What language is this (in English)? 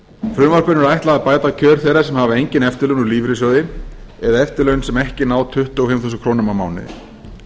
Icelandic